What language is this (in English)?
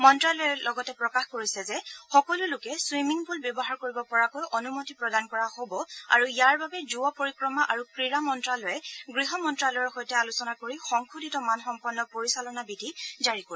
Assamese